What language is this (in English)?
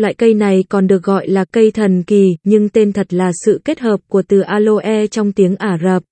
Vietnamese